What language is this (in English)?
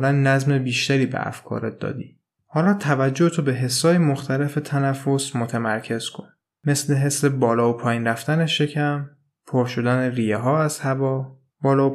Persian